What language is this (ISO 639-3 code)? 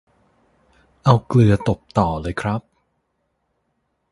tha